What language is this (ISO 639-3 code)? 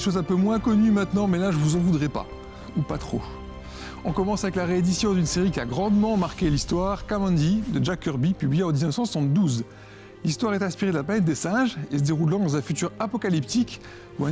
fra